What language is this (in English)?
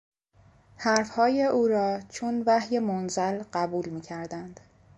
Persian